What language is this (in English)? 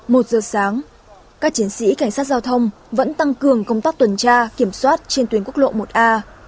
Vietnamese